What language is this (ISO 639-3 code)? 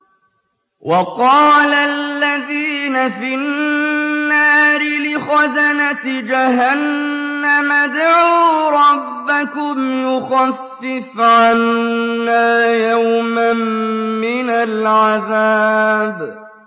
ara